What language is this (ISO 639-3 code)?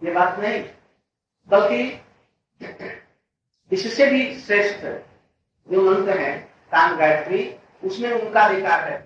hin